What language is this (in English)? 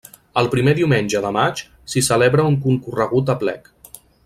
Catalan